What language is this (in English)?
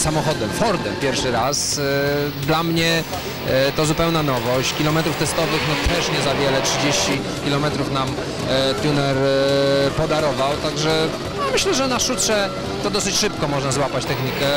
Polish